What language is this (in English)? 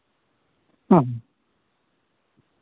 Santali